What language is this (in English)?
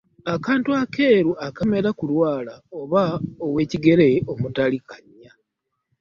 Ganda